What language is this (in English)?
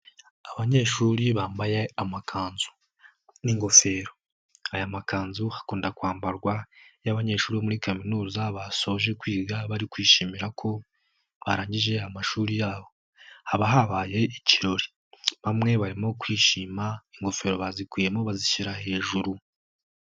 Kinyarwanda